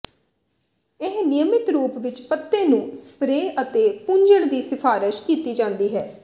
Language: Punjabi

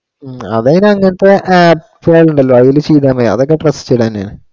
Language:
Malayalam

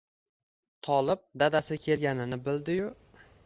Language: Uzbek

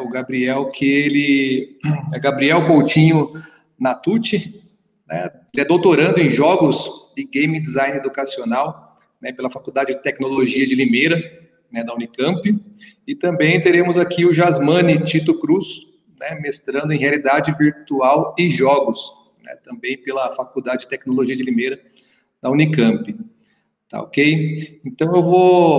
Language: Portuguese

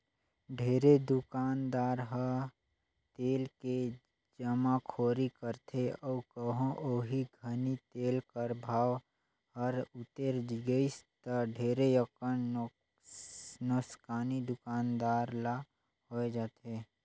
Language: Chhattisgarhi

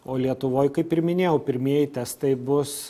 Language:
Lithuanian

